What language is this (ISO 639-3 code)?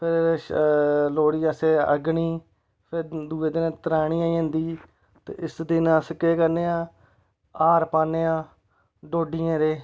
doi